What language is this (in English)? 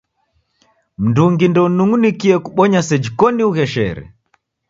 Taita